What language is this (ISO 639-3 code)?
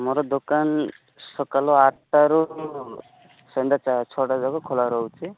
ori